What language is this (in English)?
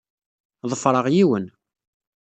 Kabyle